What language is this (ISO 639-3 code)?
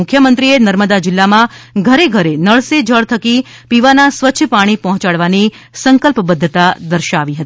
guj